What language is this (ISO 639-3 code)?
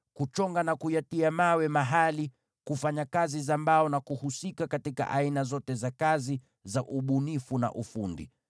swa